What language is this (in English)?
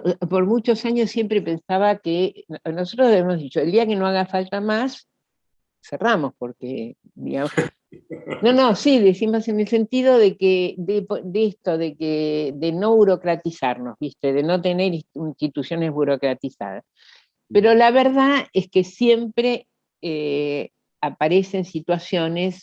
Spanish